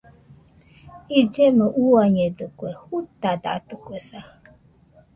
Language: Nüpode Huitoto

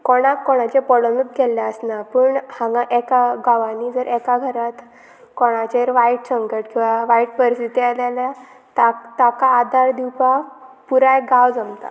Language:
Konkani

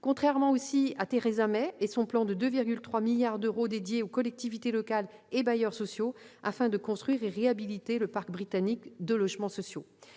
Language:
French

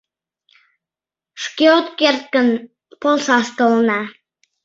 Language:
Mari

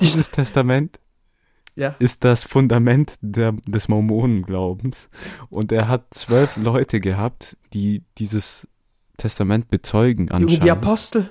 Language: German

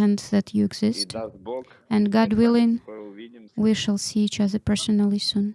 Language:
English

